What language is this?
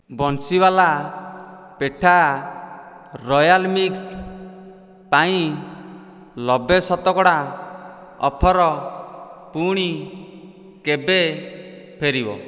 Odia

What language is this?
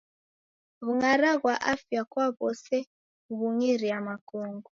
Taita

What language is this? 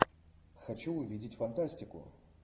Russian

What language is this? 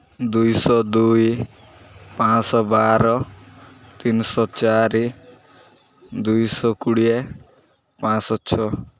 Odia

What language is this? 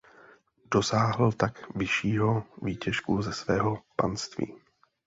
Czech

